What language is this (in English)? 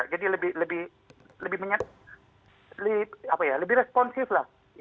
Indonesian